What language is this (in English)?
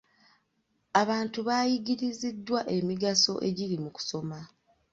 Ganda